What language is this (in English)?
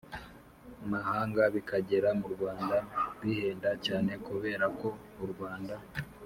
Kinyarwanda